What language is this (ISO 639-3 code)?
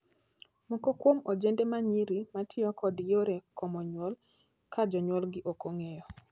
luo